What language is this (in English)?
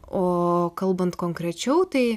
Lithuanian